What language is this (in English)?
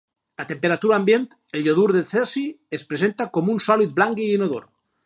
Catalan